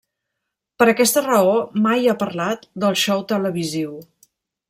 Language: Catalan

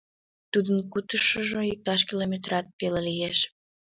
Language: Mari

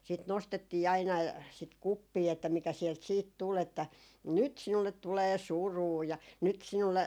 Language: Finnish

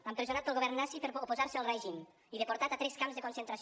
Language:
Catalan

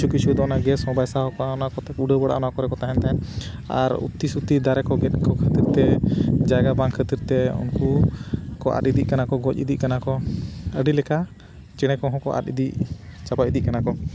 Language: Santali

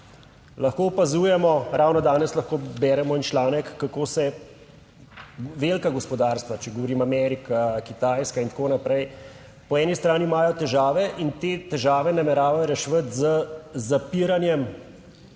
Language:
Slovenian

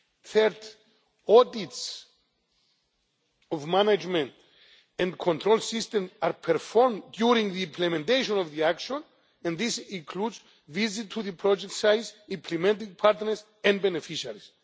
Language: English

